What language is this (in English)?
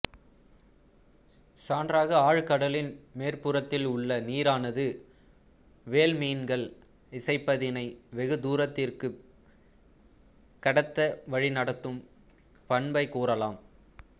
Tamil